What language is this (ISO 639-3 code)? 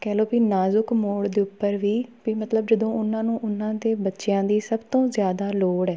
pan